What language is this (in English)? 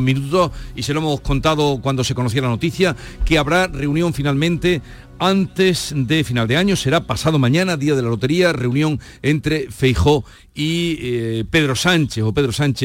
Spanish